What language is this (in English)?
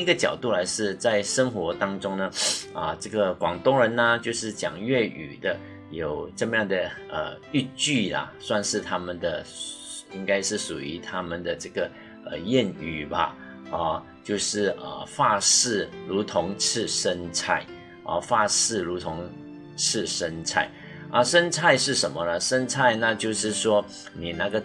Chinese